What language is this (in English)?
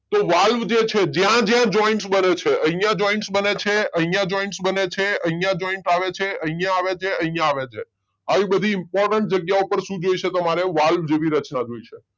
Gujarati